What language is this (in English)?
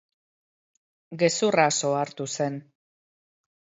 Basque